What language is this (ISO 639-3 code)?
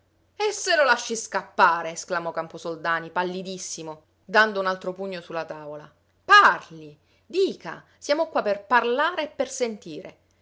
ita